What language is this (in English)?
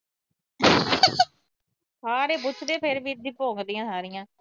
Punjabi